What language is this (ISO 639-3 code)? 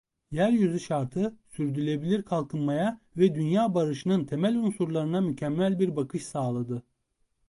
tur